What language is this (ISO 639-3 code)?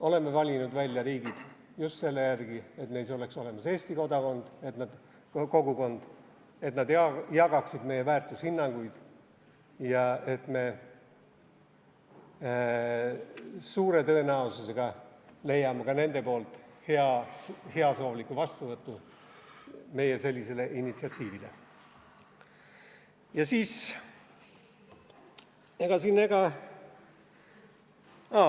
est